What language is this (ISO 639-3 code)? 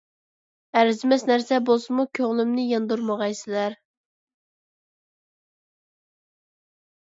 uig